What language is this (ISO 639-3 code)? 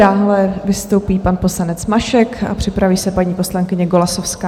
ces